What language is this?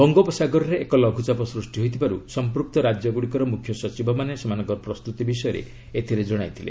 Odia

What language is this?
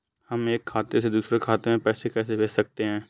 Hindi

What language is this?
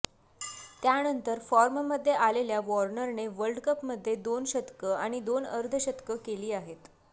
Marathi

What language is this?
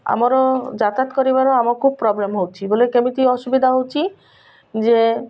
Odia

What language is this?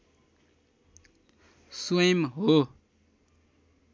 Nepali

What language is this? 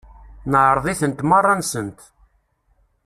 Kabyle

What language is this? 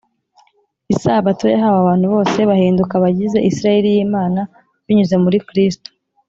Kinyarwanda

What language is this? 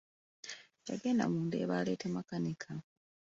Ganda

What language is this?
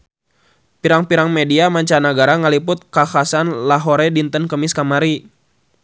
Sundanese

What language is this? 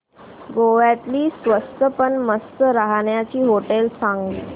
Marathi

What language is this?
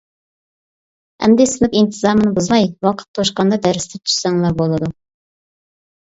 Uyghur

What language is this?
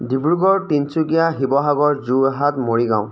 Assamese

